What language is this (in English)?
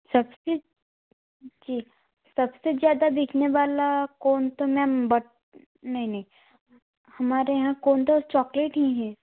Hindi